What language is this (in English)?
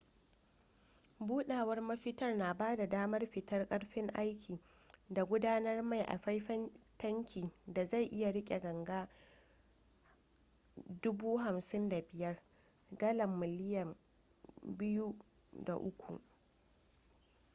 Hausa